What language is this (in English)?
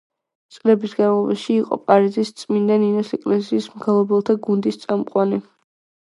Georgian